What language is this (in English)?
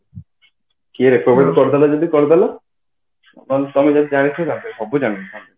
Odia